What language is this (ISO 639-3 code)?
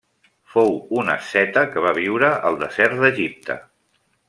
cat